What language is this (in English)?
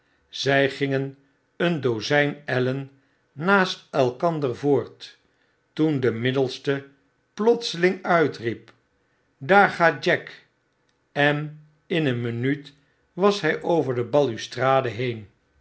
Dutch